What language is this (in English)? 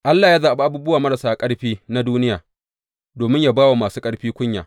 Hausa